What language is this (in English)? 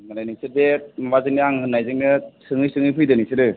Bodo